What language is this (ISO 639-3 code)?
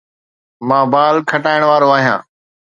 snd